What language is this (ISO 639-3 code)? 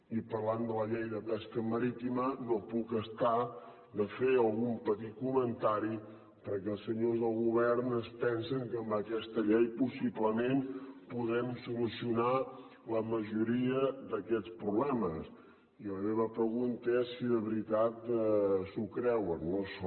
cat